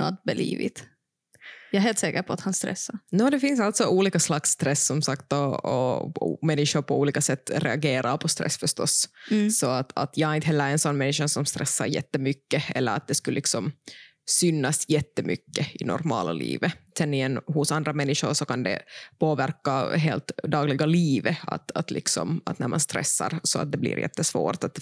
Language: Swedish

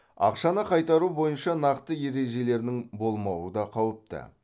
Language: Kazakh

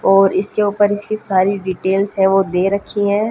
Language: Hindi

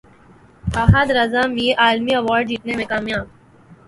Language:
Urdu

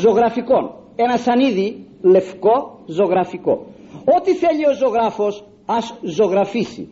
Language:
Greek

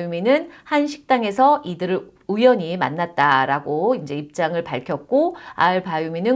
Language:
Korean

